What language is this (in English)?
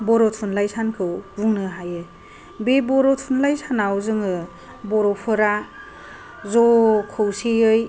Bodo